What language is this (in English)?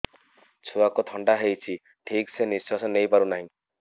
Odia